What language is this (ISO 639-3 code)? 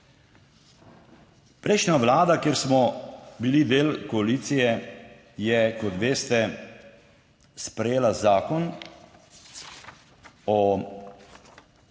slv